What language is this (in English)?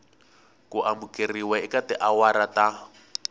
Tsonga